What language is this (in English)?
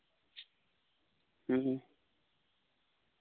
Santali